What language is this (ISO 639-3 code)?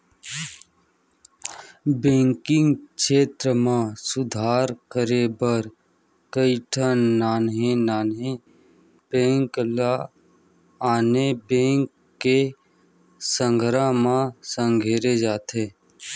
hne